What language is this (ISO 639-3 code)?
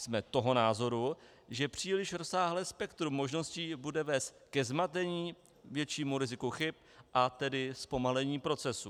ces